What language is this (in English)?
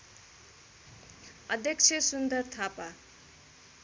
Nepali